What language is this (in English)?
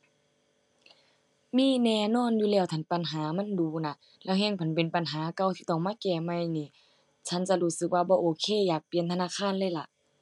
Thai